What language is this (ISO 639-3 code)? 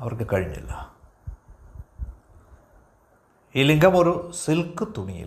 mal